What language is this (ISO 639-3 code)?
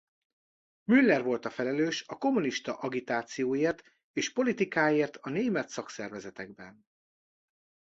hun